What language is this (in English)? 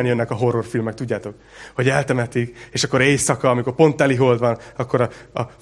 Hungarian